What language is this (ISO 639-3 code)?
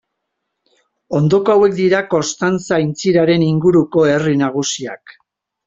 eus